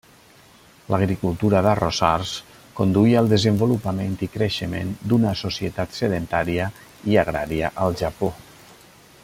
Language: Catalan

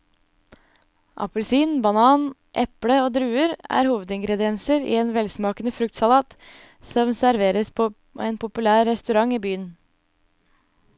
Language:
Norwegian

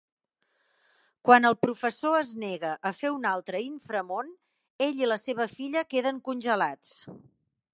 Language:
Catalan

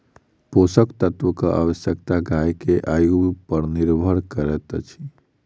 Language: Maithili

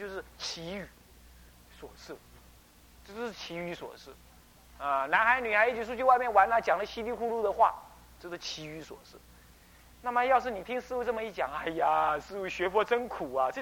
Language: Chinese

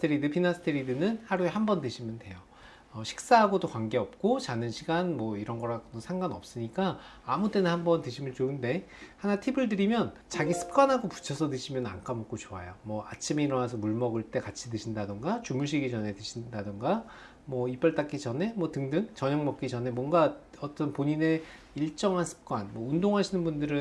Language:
Korean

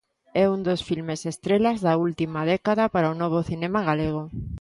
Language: Galician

